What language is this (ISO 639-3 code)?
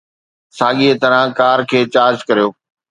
snd